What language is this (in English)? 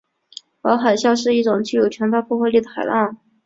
Chinese